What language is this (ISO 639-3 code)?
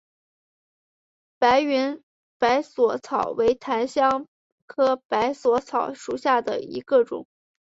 zho